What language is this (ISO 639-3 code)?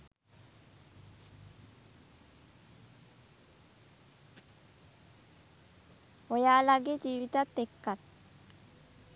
sin